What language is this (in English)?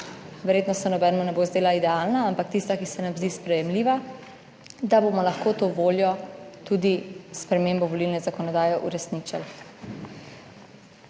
Slovenian